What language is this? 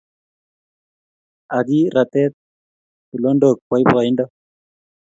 Kalenjin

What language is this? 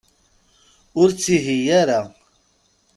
Kabyle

